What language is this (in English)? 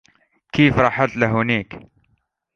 Arabic